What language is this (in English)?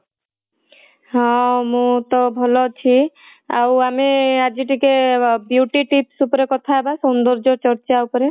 Odia